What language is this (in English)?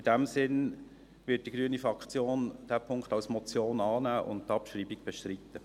Swiss German